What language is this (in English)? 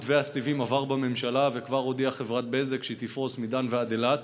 Hebrew